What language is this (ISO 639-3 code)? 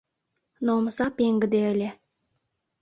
chm